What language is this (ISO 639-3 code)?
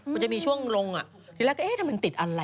tha